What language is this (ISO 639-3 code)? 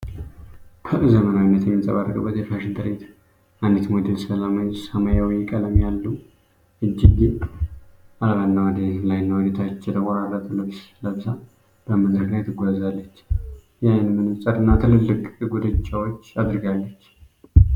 amh